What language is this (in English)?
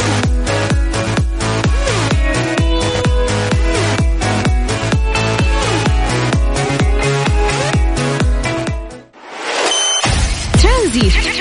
Arabic